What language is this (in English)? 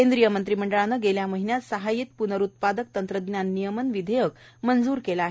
Marathi